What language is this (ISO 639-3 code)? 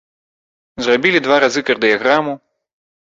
bel